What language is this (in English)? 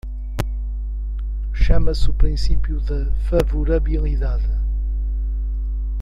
Portuguese